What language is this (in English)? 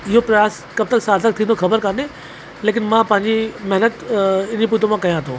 Sindhi